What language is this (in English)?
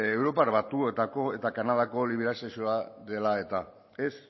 Basque